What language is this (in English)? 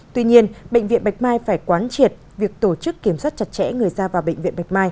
Vietnamese